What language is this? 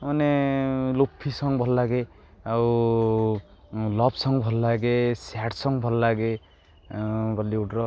Odia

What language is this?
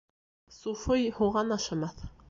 Bashkir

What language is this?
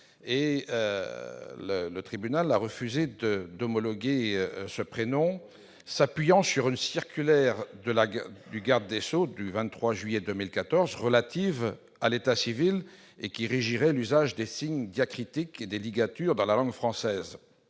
French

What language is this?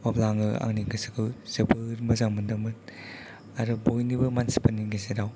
Bodo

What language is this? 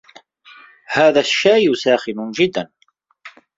Arabic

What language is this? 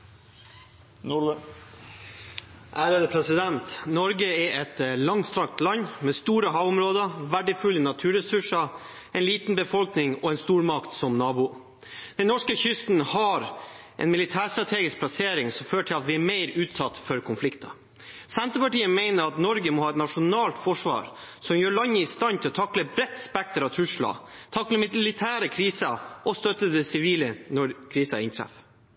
Norwegian Bokmål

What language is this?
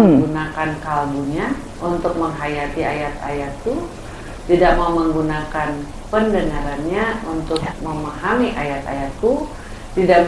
Indonesian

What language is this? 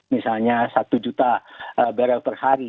Indonesian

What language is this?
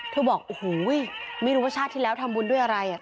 Thai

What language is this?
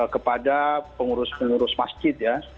Indonesian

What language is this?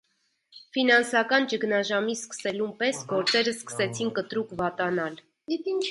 Armenian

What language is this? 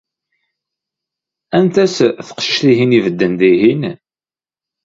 Kabyle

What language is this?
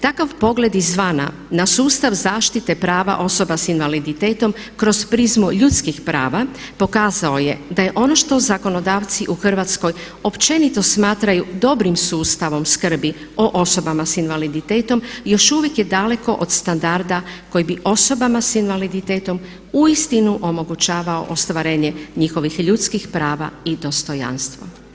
Croatian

